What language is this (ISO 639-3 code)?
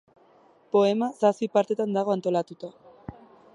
eus